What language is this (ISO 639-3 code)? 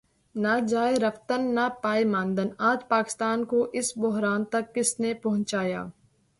urd